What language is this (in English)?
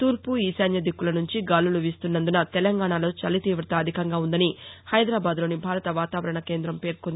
Telugu